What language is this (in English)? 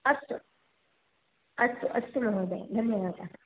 Sanskrit